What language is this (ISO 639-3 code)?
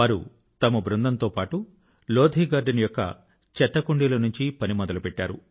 tel